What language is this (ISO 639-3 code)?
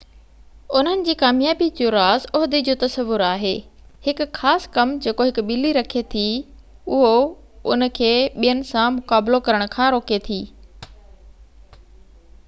snd